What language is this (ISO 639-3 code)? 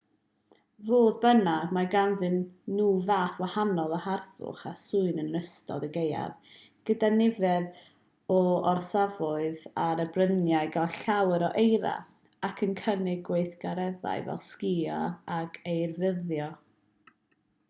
cym